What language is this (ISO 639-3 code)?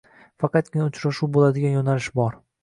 uzb